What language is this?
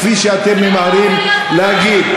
Hebrew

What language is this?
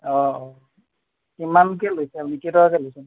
Assamese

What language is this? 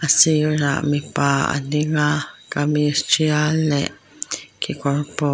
Mizo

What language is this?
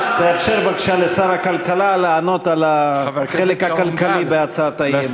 Hebrew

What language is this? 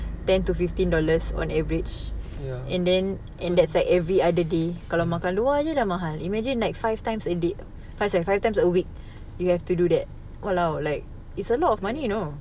English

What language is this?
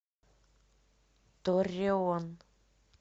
Russian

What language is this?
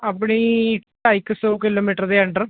Punjabi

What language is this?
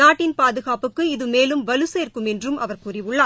Tamil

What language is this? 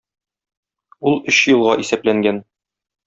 Tatar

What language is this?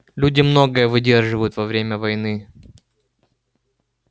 Russian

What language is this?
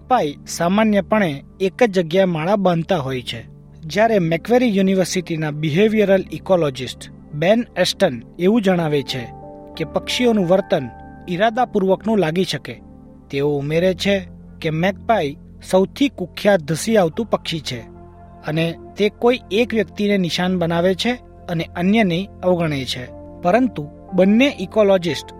Gujarati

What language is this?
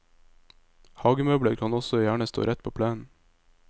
Norwegian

